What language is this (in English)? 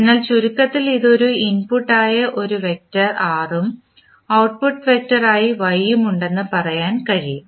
Malayalam